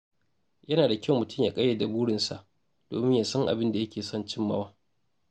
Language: Hausa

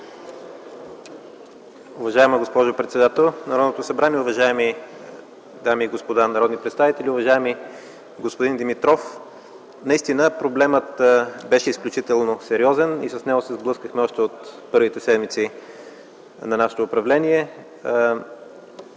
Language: Bulgarian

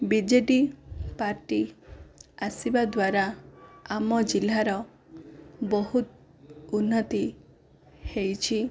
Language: Odia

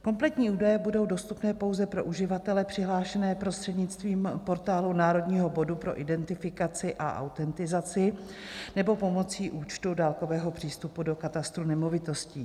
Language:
Czech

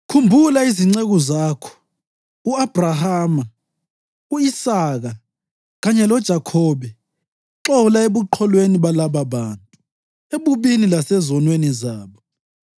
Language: North Ndebele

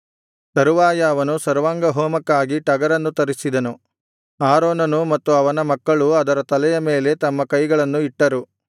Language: Kannada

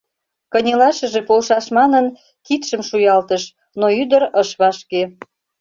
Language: Mari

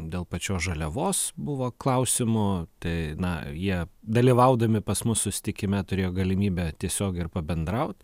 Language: Lithuanian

